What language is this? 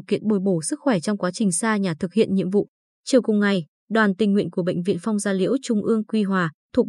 Vietnamese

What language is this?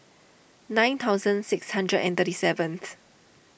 English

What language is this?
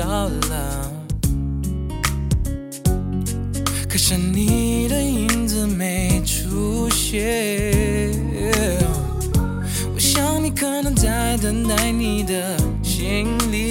Chinese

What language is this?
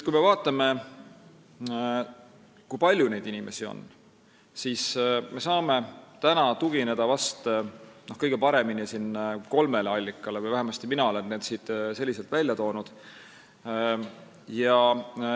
Estonian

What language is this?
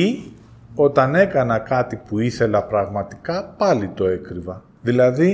Greek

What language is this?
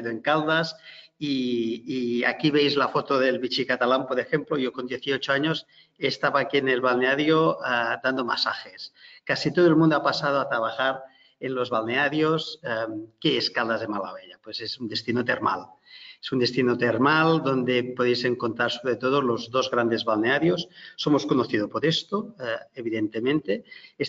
Spanish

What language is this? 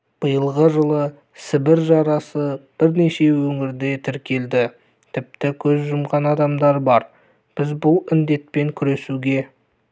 Kazakh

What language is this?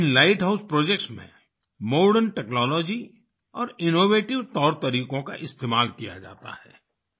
Hindi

